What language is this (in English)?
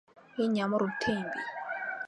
Mongolian